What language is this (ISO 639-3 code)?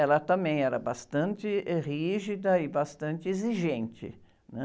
por